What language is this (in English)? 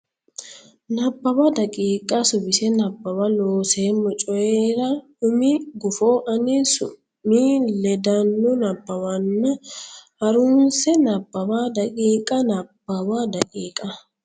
Sidamo